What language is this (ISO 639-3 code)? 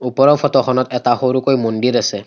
asm